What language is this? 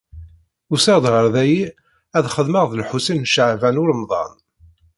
Kabyle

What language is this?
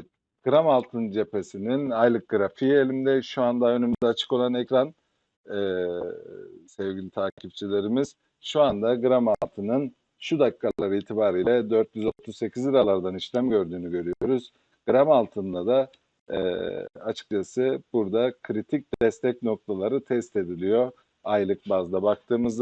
Turkish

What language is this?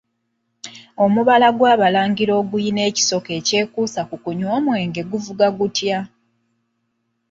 Ganda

